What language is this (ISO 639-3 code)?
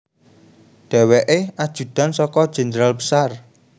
jav